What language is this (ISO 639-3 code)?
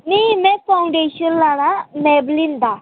doi